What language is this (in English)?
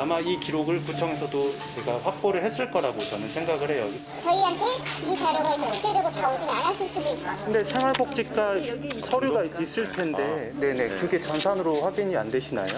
Korean